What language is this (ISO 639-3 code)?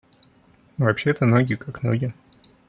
rus